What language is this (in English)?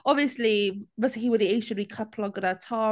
Welsh